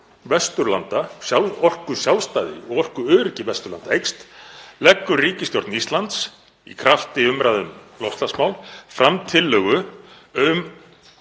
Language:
Icelandic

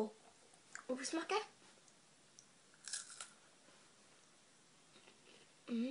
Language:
Swedish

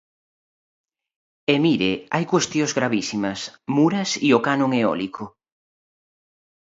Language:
Galician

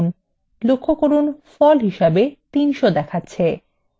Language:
Bangla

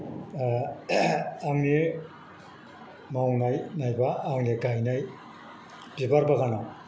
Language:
Bodo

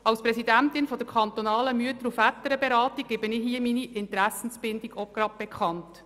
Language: Swiss German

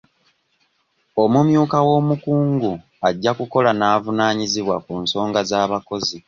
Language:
Ganda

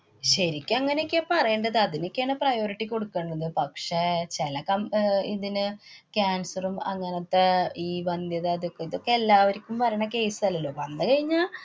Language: Malayalam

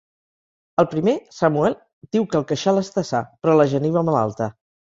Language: Catalan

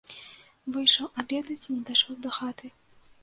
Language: Belarusian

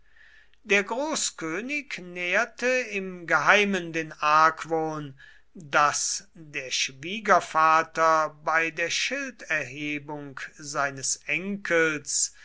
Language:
German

